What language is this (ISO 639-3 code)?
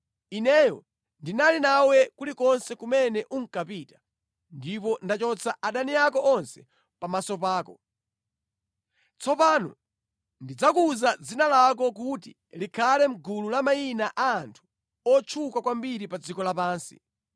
nya